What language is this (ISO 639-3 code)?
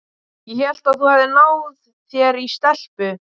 isl